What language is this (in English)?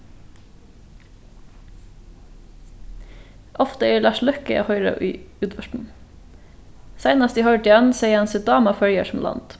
Faroese